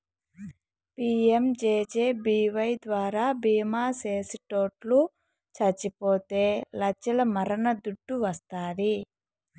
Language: Telugu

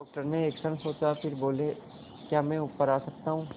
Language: Hindi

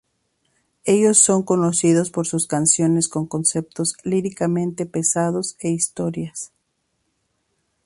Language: Spanish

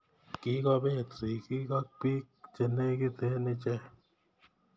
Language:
Kalenjin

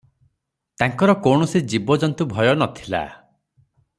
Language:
Odia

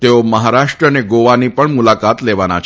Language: Gujarati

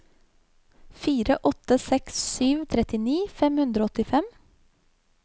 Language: Norwegian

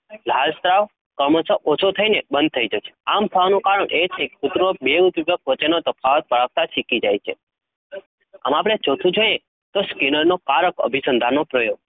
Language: Gujarati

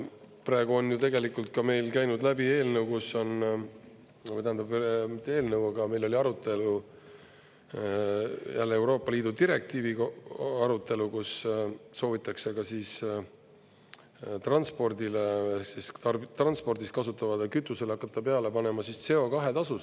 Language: Estonian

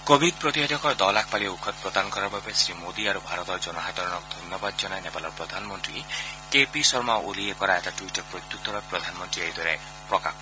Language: Assamese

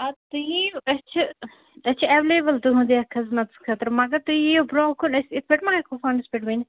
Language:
Kashmiri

